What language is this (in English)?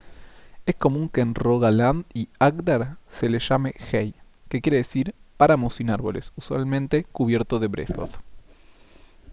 Spanish